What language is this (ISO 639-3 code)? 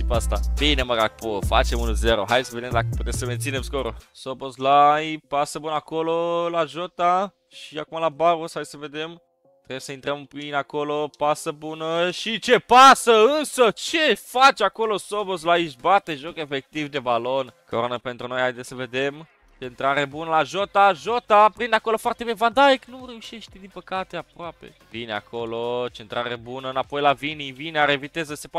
ron